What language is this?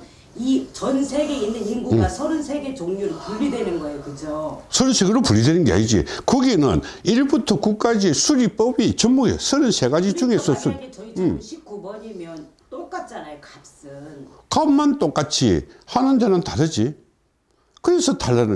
Korean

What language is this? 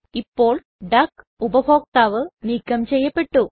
Malayalam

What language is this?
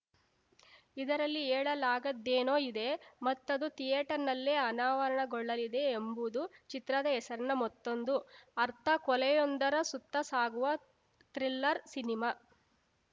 Kannada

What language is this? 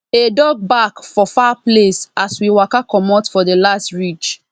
Nigerian Pidgin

